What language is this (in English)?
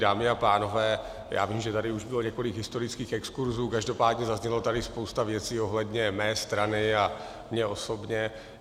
Czech